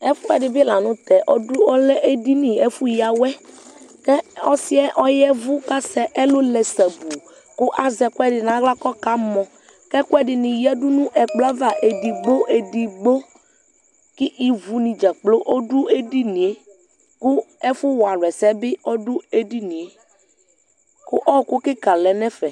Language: Ikposo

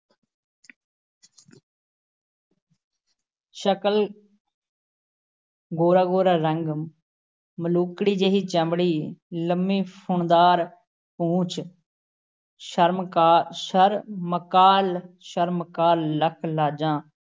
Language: Punjabi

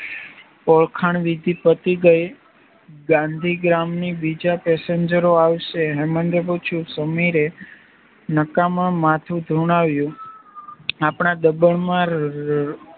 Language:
Gujarati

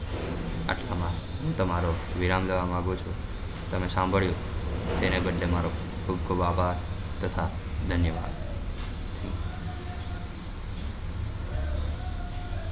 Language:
Gujarati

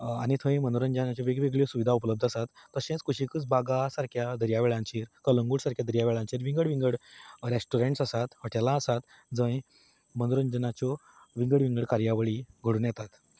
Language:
Konkani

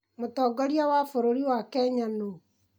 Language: Kikuyu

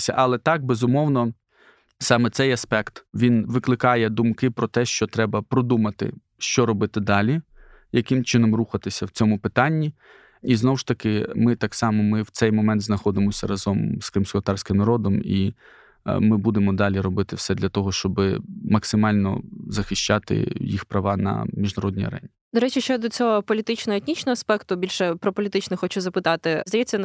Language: Ukrainian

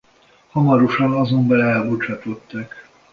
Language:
Hungarian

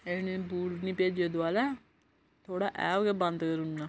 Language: Dogri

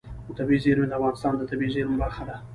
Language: Pashto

